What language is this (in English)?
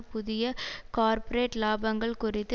Tamil